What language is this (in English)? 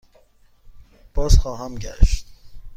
Persian